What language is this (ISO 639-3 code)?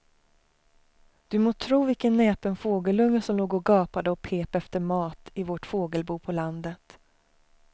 swe